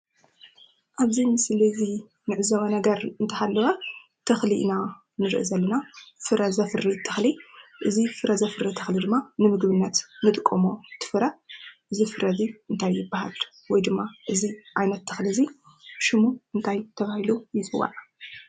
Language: Tigrinya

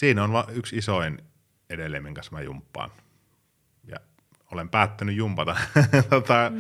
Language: Finnish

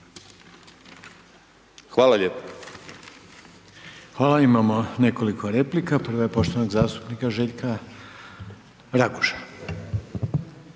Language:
Croatian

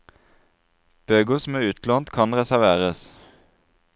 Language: Norwegian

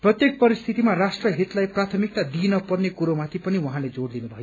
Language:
Nepali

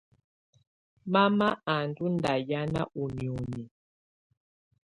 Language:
Tunen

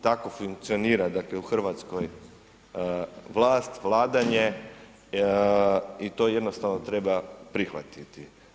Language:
Croatian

